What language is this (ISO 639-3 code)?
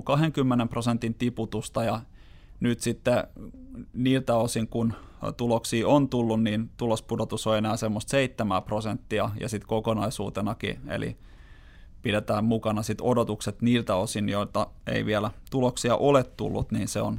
fin